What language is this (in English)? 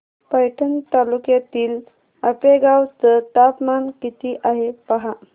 Marathi